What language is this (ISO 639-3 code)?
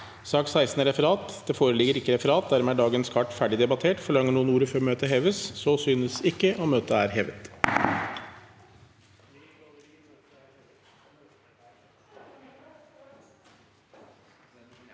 nor